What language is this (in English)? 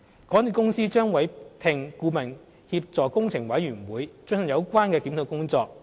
Cantonese